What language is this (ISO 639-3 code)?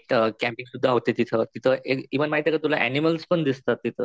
mar